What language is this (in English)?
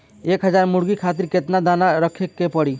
Bhojpuri